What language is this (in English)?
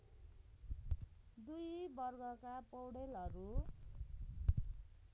Nepali